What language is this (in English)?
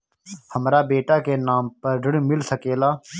Bhojpuri